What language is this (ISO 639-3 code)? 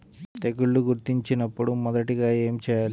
tel